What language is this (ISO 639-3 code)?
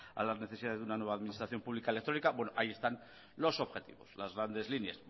spa